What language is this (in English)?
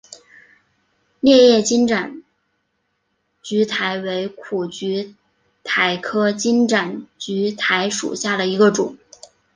Chinese